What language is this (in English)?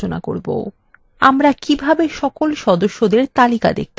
Bangla